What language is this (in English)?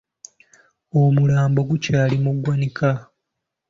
Ganda